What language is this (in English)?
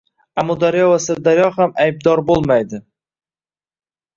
Uzbek